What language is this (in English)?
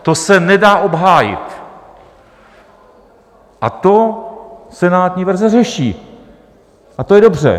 Czech